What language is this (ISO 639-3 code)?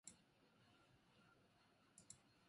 jpn